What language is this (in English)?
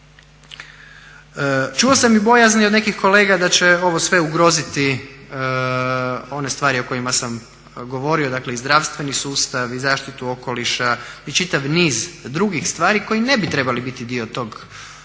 Croatian